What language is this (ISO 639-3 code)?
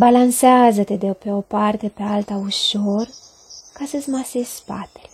ron